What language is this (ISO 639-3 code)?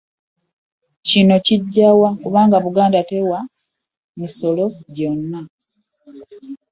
lug